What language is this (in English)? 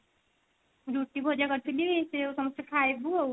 Odia